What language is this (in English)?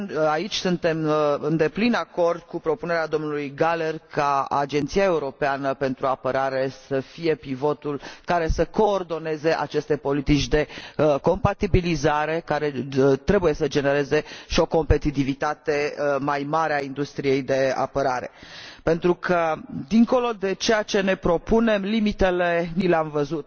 Romanian